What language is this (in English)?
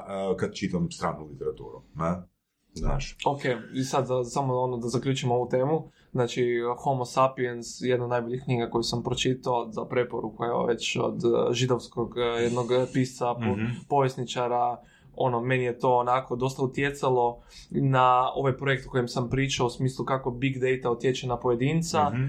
Croatian